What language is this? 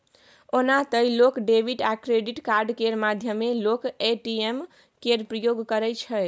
Maithili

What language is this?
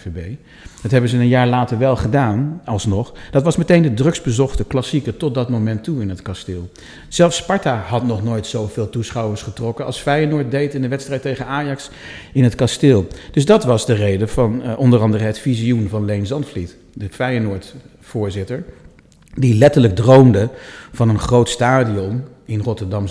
Dutch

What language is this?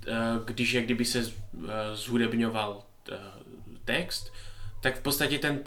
Czech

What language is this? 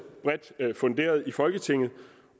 Danish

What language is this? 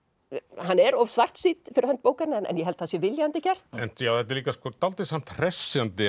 Icelandic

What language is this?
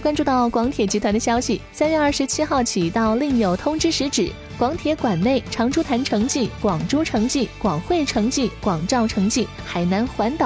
Chinese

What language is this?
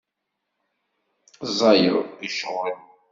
Kabyle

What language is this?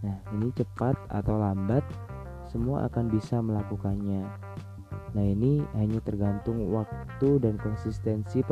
Indonesian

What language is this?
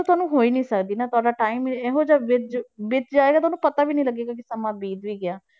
Punjabi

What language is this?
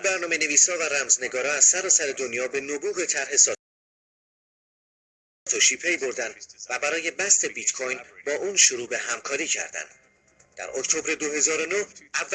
Persian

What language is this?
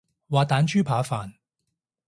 Cantonese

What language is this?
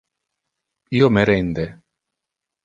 Interlingua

